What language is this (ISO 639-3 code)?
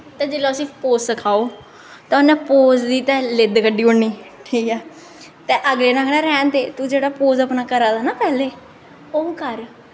doi